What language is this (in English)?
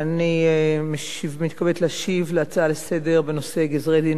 Hebrew